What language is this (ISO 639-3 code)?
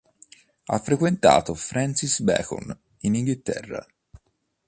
ita